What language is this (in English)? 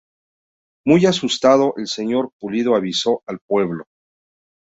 Spanish